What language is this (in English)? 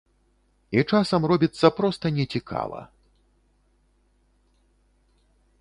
Belarusian